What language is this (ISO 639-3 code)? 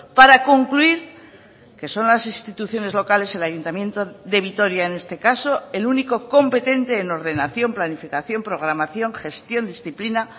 spa